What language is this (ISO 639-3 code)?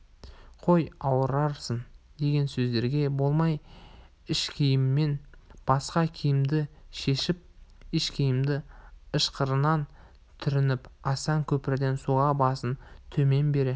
kaz